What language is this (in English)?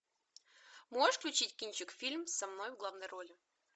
Russian